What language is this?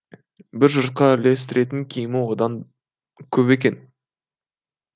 Kazakh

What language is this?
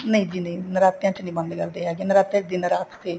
Punjabi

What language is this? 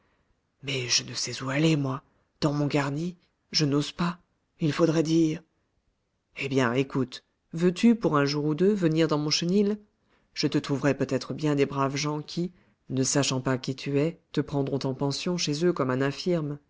French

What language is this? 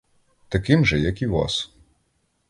Ukrainian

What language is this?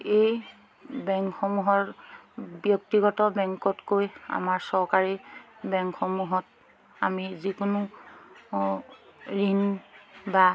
Assamese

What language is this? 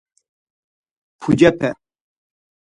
Laz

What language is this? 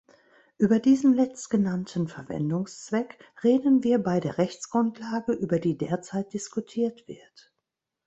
German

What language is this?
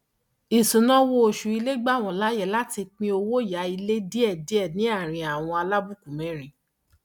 Yoruba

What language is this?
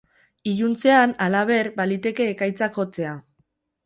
Basque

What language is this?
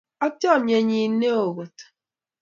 Kalenjin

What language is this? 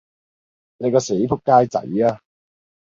Cantonese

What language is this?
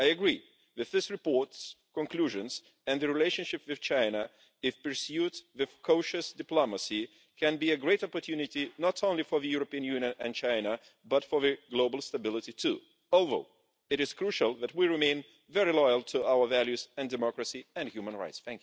English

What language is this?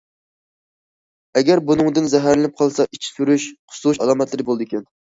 Uyghur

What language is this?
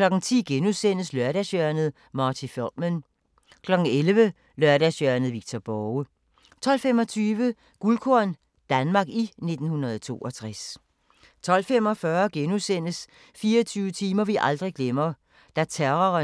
Danish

